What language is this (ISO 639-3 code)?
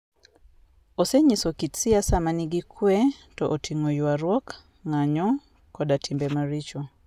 luo